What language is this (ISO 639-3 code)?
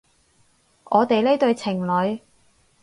yue